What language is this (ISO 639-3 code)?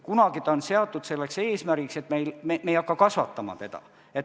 est